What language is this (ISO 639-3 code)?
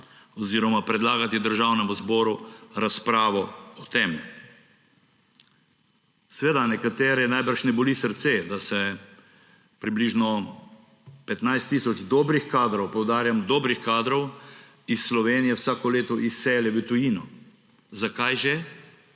slv